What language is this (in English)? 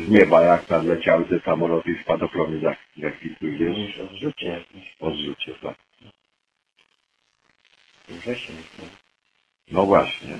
Polish